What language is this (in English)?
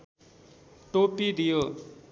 Nepali